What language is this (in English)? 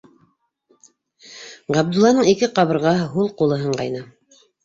Bashkir